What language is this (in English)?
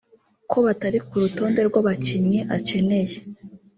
Kinyarwanda